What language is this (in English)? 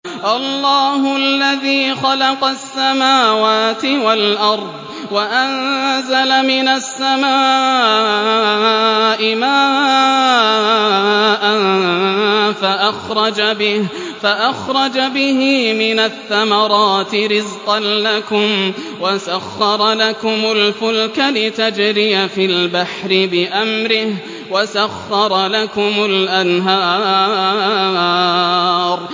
Arabic